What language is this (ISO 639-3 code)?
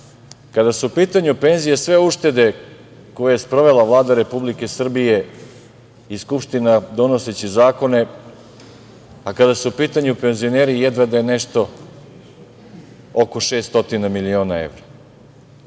srp